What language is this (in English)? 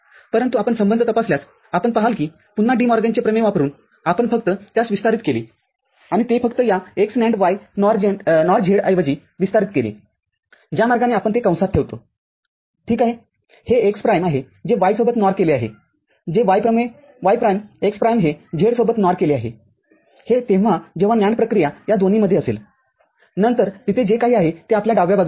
Marathi